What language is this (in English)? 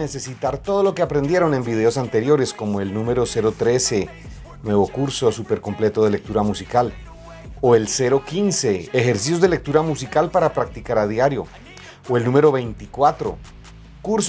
Spanish